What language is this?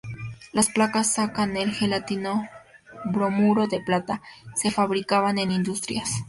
Spanish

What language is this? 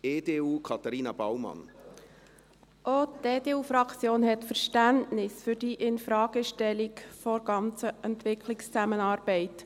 Swiss German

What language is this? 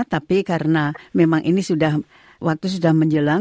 Indonesian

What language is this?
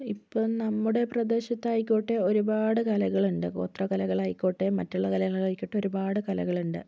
Malayalam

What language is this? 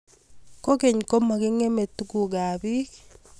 Kalenjin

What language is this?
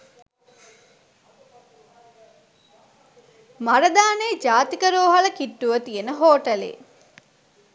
Sinhala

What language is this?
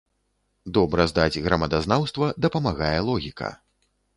Belarusian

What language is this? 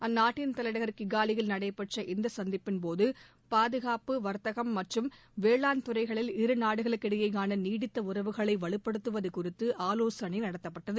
Tamil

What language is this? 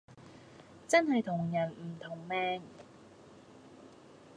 Cantonese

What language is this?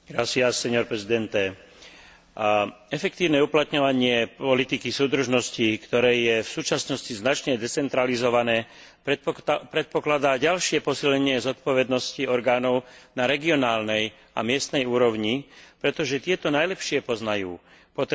Slovak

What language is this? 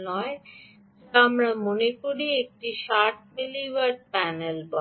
Bangla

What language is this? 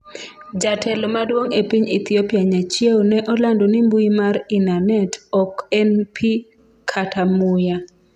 Luo (Kenya and Tanzania)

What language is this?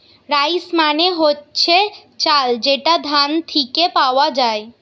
Bangla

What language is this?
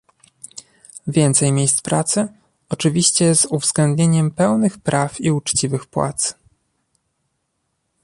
Polish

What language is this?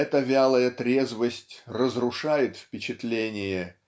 Russian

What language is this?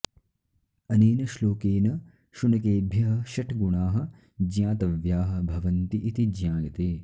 Sanskrit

